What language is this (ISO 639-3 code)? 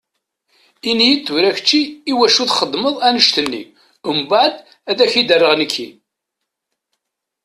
kab